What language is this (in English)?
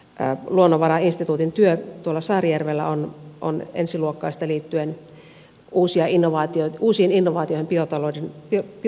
Finnish